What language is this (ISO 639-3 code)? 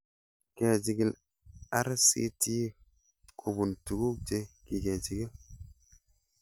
kln